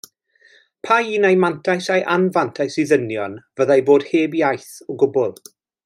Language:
Welsh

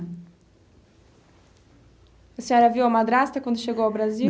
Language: Portuguese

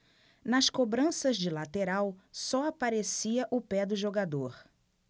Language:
Portuguese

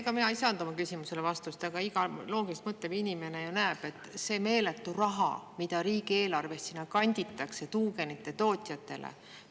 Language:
Estonian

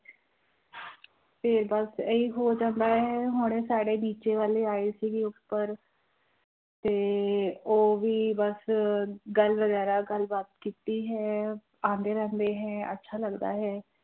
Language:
Punjabi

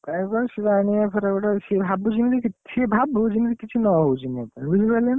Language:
Odia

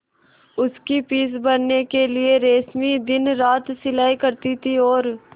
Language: Hindi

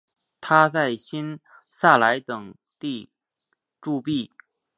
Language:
Chinese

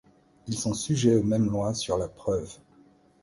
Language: French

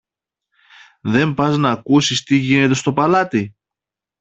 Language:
Greek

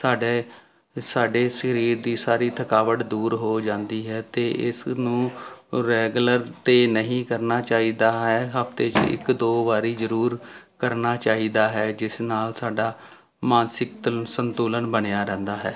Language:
Punjabi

